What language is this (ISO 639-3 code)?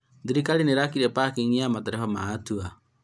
kik